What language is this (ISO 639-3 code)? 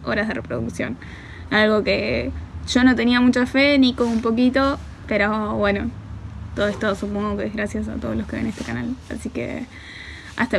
spa